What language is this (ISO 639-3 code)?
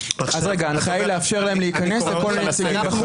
heb